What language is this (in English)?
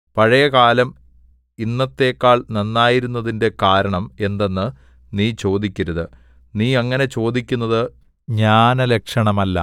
Malayalam